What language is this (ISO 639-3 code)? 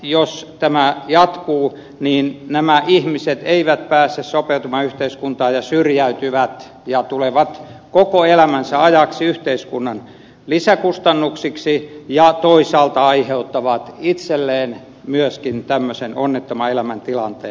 fin